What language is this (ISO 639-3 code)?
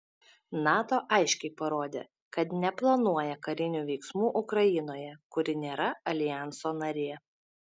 lit